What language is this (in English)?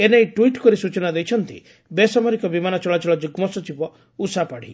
Odia